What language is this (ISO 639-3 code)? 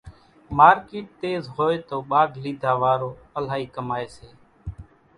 gjk